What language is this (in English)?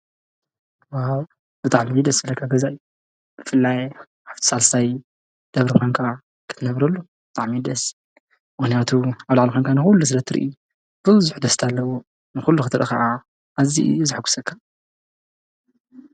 Tigrinya